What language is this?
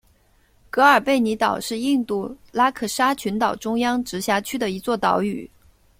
Chinese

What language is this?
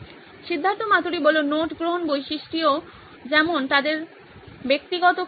Bangla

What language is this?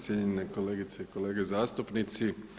Croatian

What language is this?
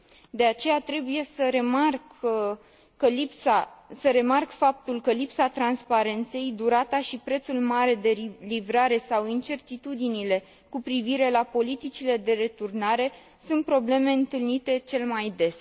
Romanian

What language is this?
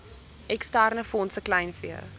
Afrikaans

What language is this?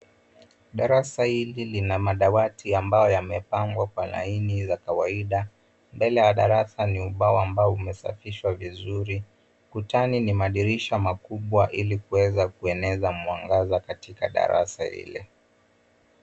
Swahili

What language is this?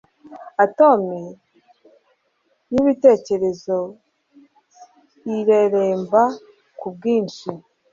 Kinyarwanda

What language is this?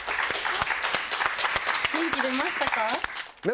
Japanese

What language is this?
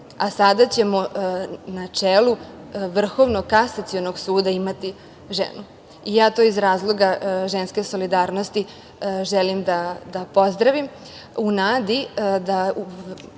Serbian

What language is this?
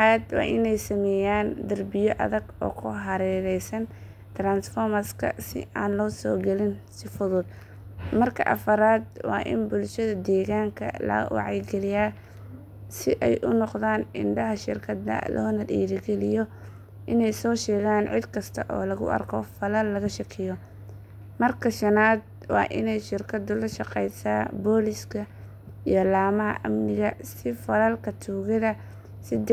Somali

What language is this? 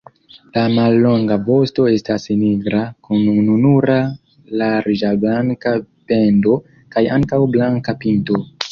Esperanto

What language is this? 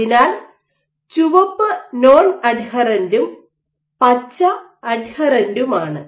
Malayalam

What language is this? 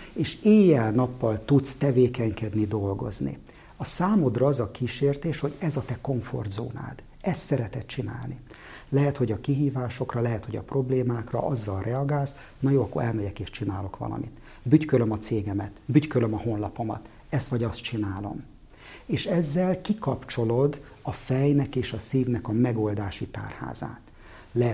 Hungarian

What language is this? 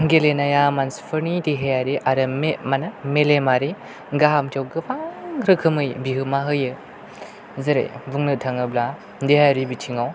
Bodo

